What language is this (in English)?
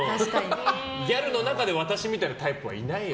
Japanese